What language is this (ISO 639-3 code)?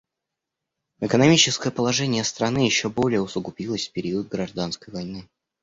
rus